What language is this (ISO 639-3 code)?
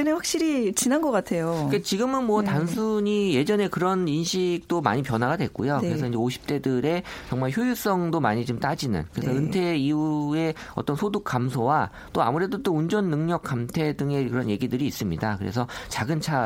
kor